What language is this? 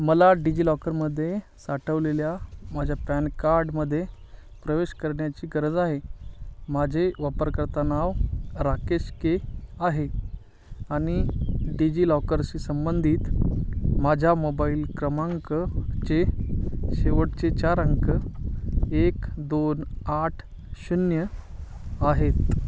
Marathi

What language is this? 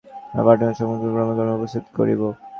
Bangla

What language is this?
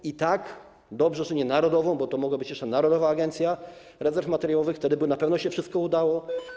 Polish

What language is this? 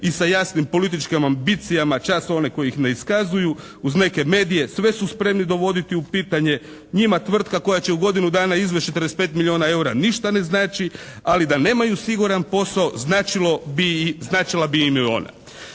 Croatian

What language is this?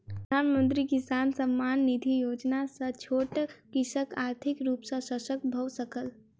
Maithili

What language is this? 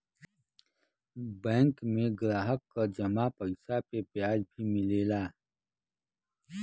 Bhojpuri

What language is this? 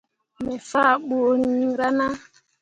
Mundang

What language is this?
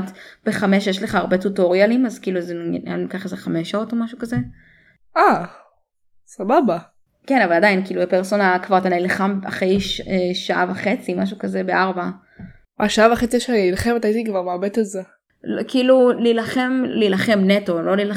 Hebrew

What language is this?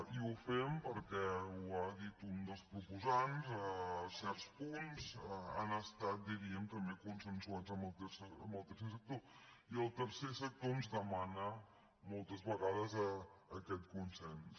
Catalan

